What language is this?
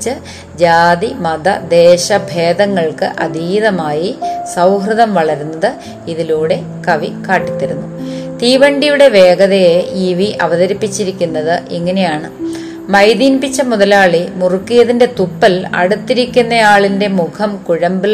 Malayalam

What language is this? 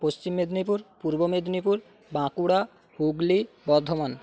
Bangla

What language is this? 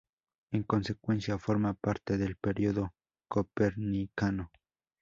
Spanish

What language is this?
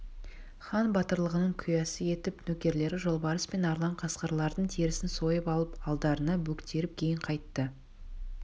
Kazakh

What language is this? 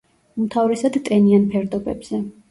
Georgian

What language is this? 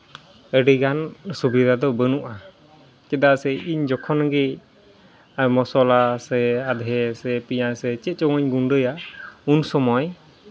Santali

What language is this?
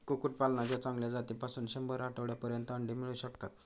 Marathi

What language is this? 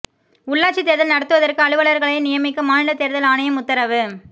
Tamil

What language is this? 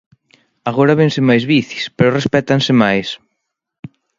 Galician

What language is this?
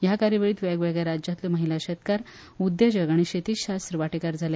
Konkani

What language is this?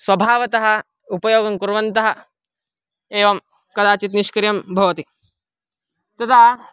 Sanskrit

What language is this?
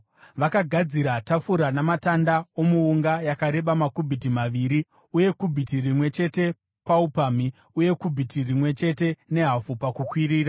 Shona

